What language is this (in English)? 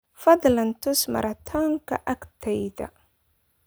Somali